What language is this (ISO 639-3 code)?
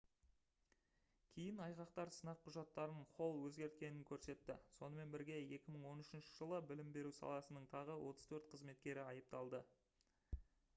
kaz